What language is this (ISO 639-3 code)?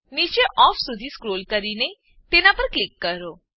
guj